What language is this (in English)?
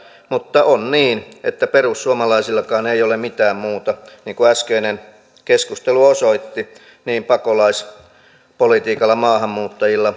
Finnish